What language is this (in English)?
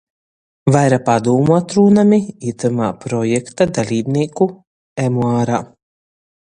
Latgalian